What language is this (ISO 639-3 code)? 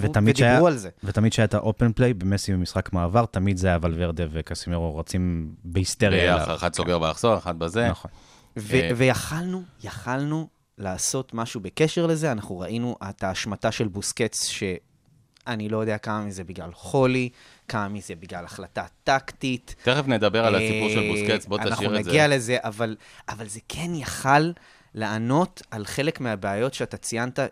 heb